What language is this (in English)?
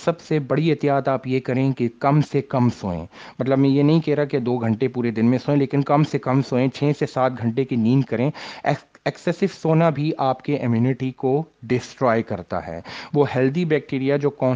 Urdu